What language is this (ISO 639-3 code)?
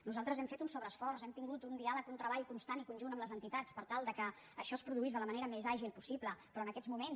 cat